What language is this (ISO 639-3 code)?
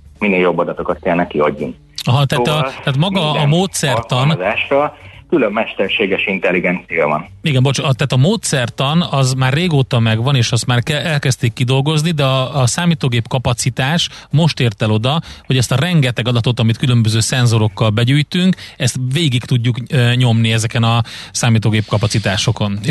hun